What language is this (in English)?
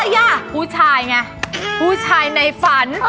Thai